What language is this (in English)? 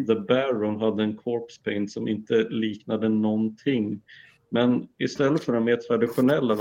Swedish